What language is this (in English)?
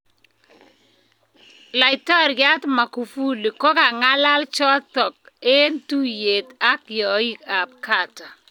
Kalenjin